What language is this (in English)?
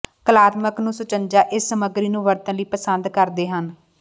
Punjabi